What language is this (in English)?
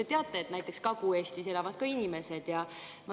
Estonian